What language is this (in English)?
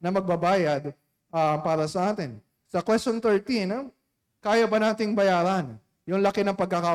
Filipino